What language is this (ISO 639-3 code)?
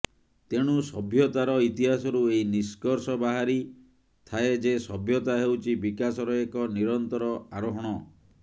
ori